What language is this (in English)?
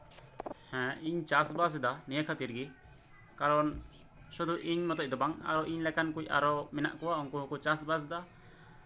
Santali